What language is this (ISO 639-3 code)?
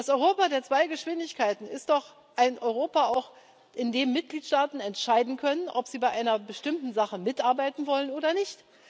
deu